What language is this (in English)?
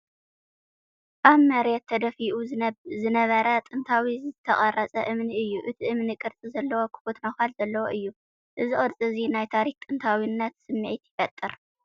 Tigrinya